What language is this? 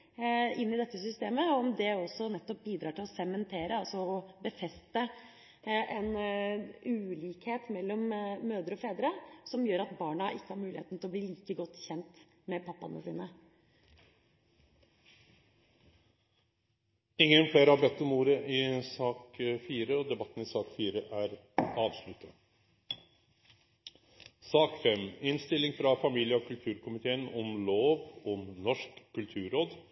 Norwegian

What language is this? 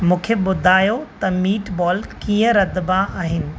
Sindhi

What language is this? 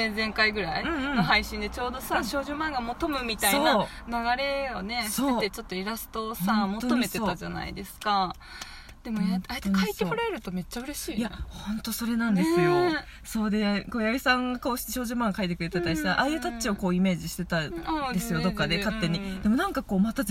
Japanese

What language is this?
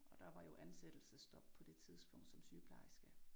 Danish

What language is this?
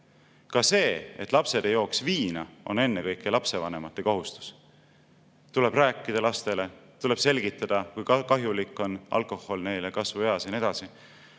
Estonian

